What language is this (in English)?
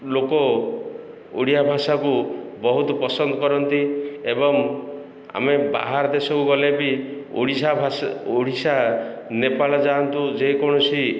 Odia